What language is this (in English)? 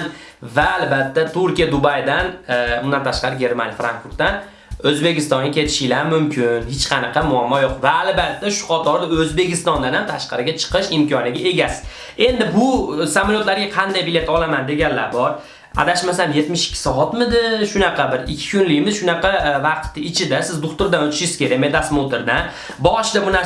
Uzbek